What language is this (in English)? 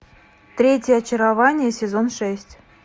Russian